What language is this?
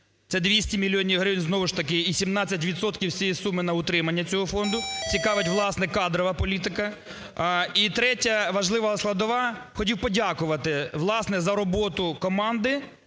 Ukrainian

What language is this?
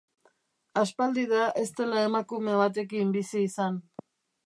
Basque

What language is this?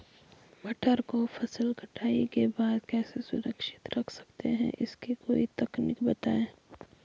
Hindi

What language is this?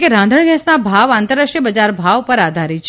Gujarati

